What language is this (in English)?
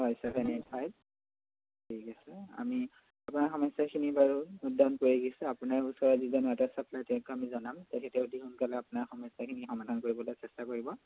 Assamese